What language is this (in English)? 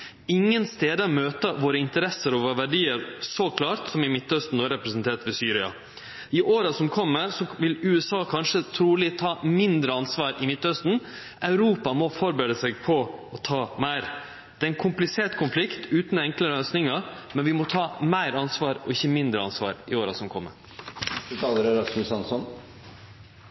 Norwegian Nynorsk